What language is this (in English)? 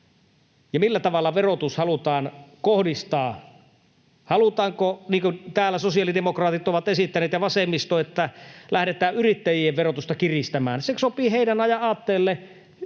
Finnish